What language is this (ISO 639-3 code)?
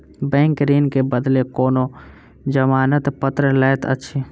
mai